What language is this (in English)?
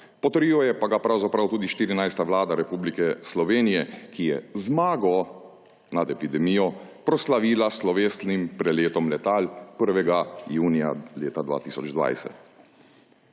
Slovenian